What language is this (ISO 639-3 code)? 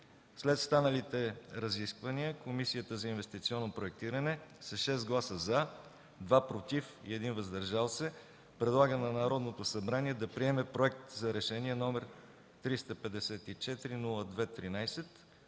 bul